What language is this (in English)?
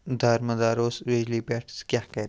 Kashmiri